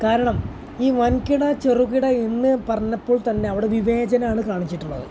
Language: Malayalam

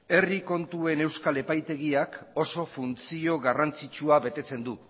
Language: Basque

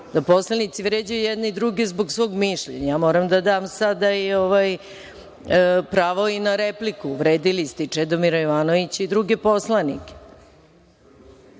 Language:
Serbian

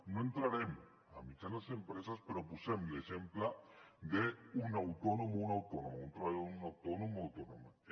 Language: Catalan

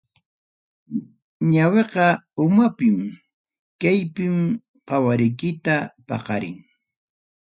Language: Ayacucho Quechua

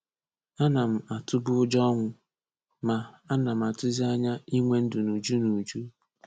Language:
Igbo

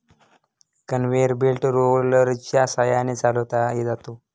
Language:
Marathi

